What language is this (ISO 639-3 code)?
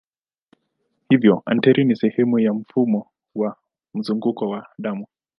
swa